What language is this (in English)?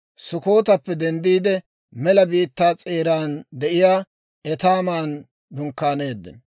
Dawro